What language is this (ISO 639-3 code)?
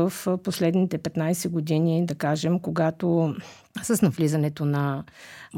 bul